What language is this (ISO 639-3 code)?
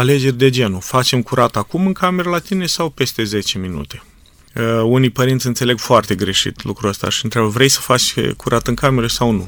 ron